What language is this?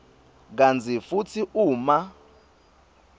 Swati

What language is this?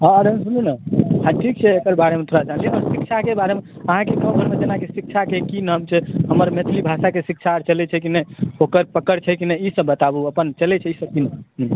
Maithili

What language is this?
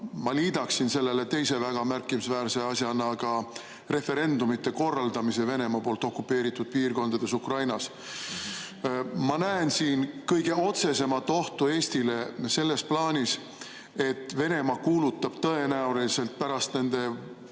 Estonian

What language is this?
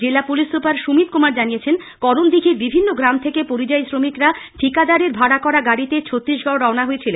Bangla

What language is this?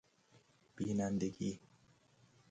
Persian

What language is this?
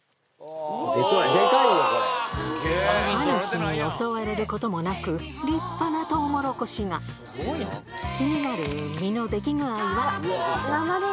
Japanese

